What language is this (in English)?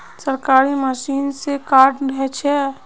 Magahi